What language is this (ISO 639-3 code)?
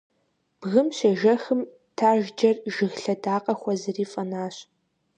kbd